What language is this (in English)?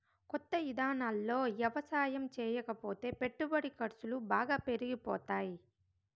Telugu